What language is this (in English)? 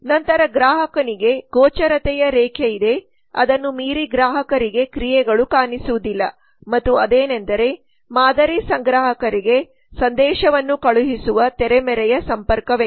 Kannada